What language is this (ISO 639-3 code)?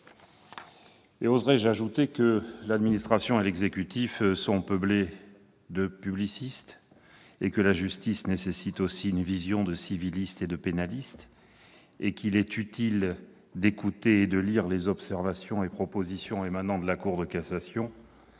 fra